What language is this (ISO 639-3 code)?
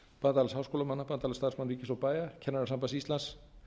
isl